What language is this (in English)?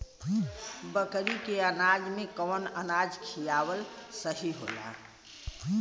Bhojpuri